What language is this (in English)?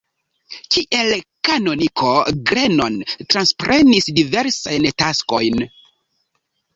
Esperanto